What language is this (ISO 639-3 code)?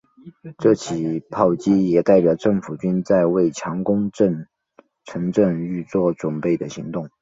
zho